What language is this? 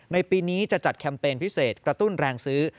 Thai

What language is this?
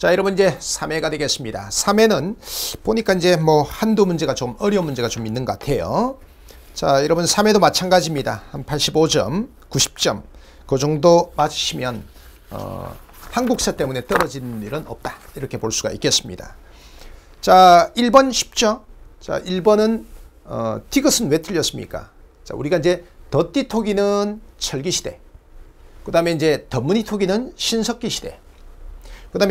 Korean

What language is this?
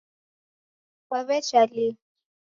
Taita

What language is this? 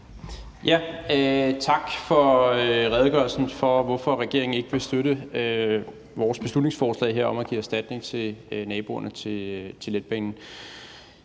Danish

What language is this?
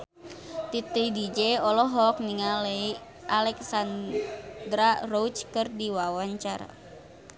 Sundanese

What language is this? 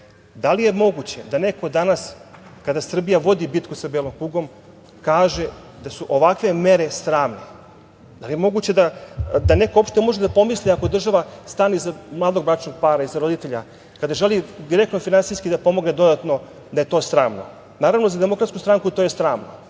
Serbian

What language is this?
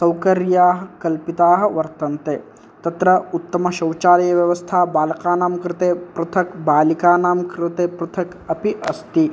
Sanskrit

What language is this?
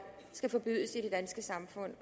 Danish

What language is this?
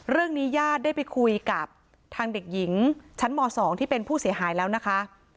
Thai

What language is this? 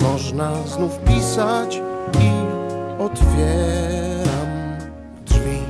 Polish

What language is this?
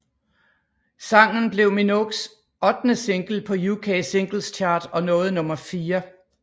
Danish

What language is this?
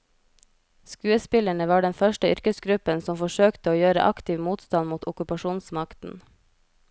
Norwegian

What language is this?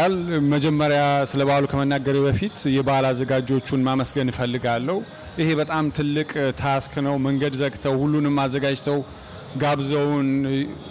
Amharic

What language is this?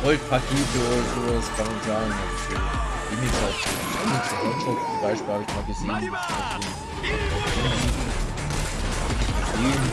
German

